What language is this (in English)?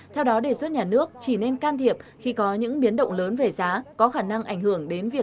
Vietnamese